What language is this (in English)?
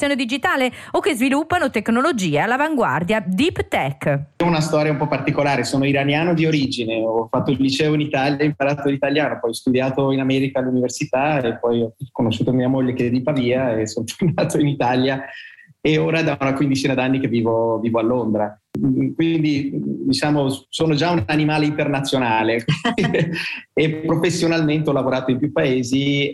Italian